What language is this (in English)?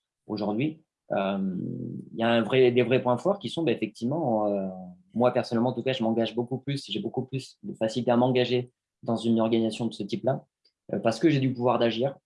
French